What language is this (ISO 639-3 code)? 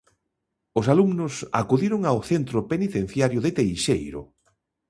glg